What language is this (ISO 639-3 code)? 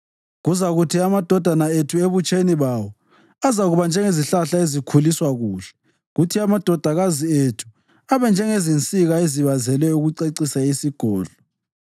nde